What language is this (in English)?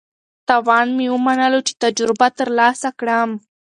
Pashto